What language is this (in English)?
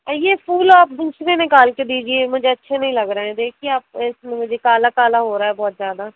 Hindi